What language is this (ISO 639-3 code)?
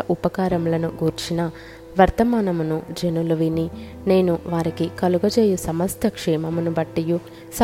tel